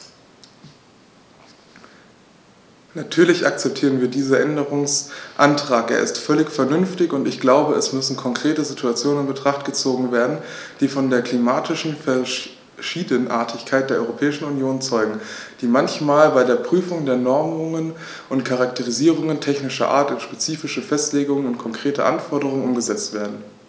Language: German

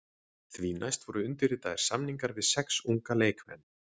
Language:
Icelandic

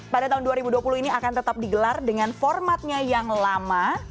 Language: Indonesian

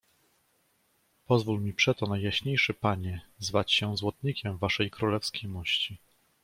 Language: Polish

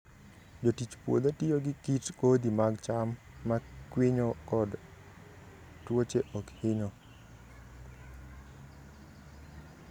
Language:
Luo (Kenya and Tanzania)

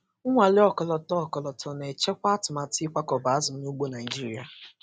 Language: Igbo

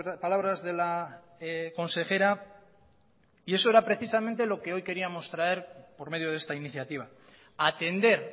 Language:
Spanish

